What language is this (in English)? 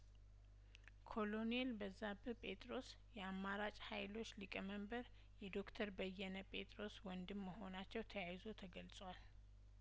Amharic